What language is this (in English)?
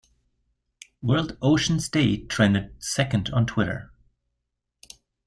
English